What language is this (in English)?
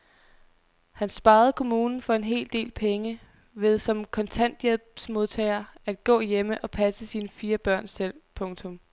Danish